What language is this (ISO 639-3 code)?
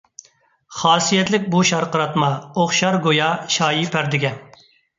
uig